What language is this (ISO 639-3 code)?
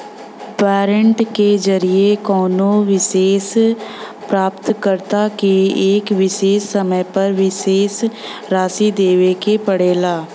bho